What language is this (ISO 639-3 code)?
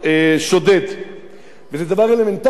heb